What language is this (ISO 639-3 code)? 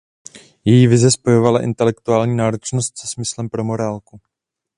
ces